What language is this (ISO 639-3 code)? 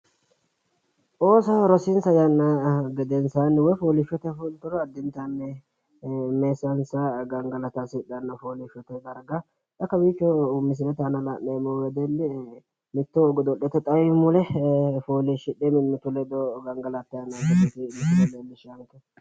sid